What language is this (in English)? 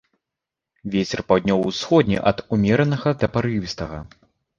Belarusian